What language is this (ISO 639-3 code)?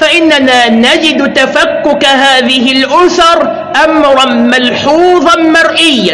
ara